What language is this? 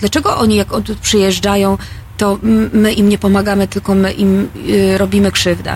Polish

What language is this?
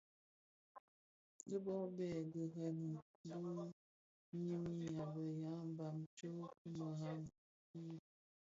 Bafia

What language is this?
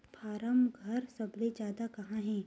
Chhattisgarhi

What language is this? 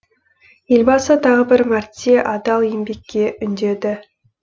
Kazakh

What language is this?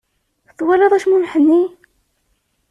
Kabyle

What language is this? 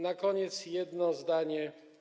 Polish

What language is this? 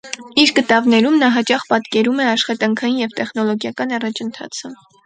Armenian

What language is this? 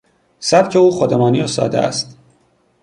Persian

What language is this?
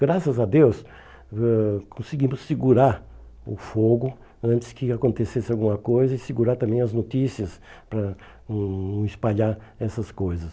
Portuguese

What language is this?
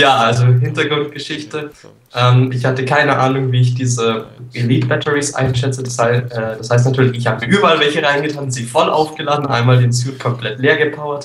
German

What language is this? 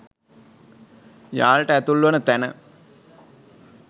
Sinhala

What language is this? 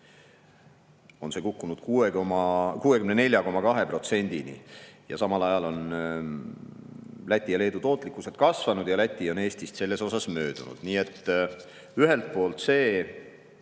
Estonian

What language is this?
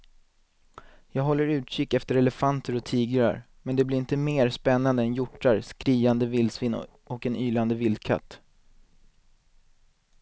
Swedish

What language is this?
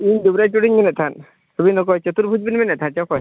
Santali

